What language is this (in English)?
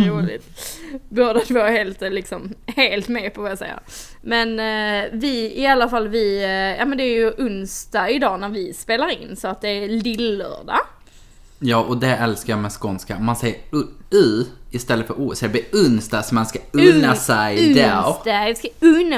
Swedish